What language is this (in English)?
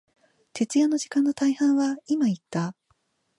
Japanese